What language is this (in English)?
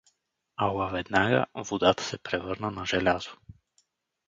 Bulgarian